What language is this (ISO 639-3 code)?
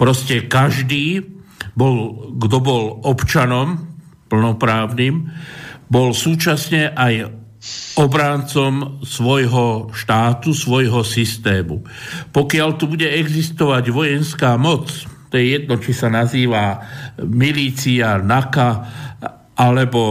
slk